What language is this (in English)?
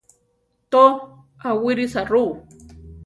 Central Tarahumara